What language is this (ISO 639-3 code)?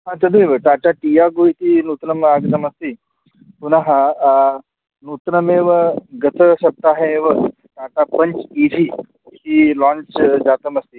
san